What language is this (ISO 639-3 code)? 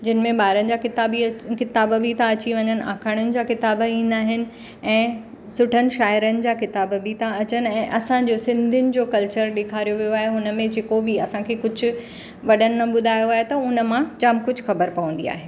snd